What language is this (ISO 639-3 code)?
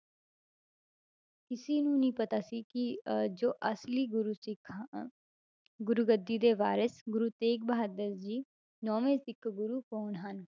pan